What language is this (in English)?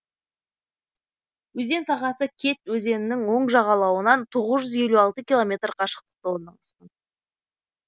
Kazakh